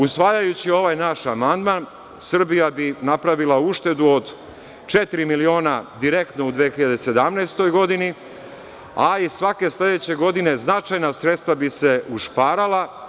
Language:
Serbian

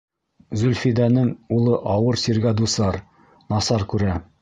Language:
Bashkir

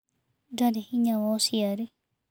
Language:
Kikuyu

